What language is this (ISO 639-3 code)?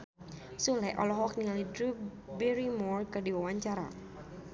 sun